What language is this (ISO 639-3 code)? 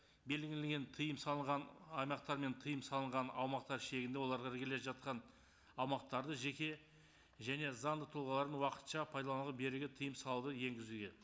kaz